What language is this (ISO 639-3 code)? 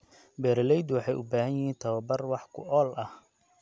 som